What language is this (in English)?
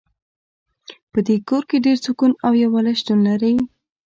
Pashto